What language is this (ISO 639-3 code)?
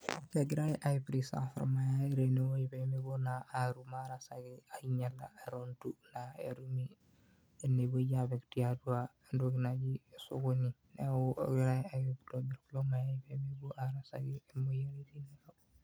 mas